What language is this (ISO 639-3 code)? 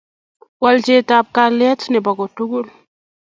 kln